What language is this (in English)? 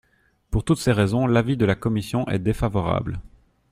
French